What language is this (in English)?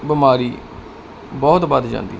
Punjabi